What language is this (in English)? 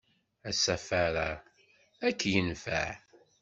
Kabyle